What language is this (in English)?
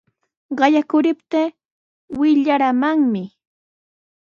Sihuas Ancash Quechua